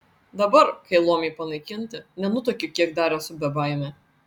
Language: Lithuanian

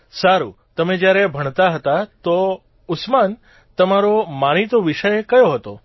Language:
Gujarati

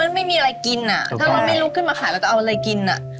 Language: Thai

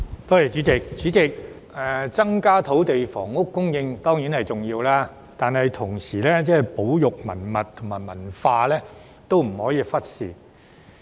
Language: Cantonese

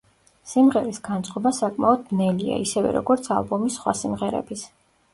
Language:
Georgian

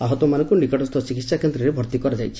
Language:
Odia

